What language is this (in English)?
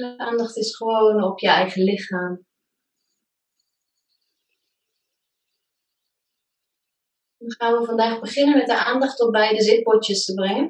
Dutch